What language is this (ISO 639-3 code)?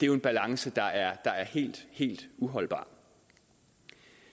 dan